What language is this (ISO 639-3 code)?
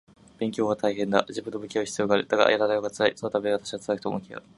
jpn